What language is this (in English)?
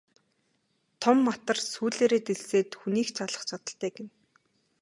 Mongolian